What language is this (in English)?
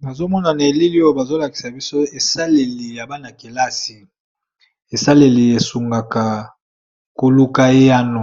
Lingala